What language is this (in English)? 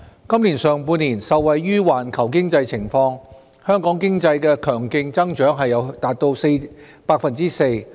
Cantonese